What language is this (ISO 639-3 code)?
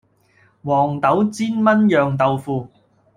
yue